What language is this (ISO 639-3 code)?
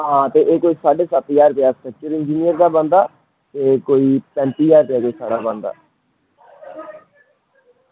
doi